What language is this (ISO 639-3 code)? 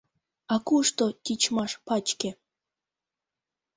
chm